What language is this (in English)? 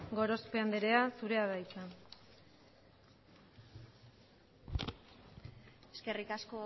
Basque